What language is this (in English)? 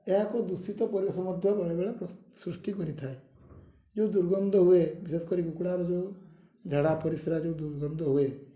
Odia